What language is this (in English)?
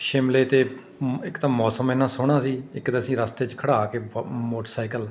Punjabi